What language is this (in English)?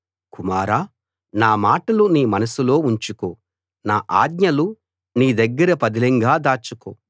Telugu